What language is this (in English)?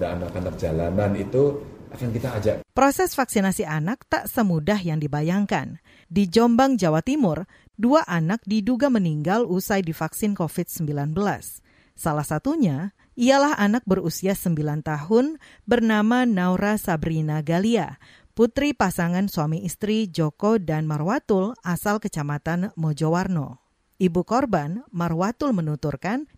Indonesian